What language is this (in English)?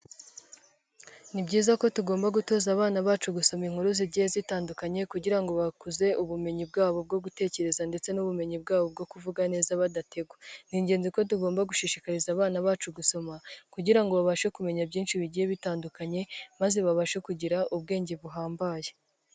Kinyarwanda